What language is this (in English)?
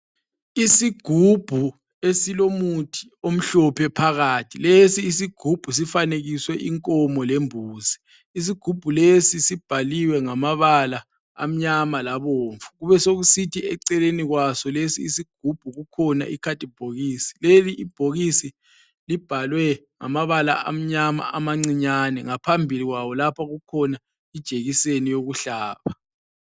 North Ndebele